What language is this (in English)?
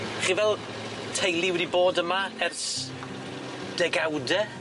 Welsh